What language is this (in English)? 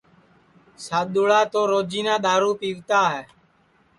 Sansi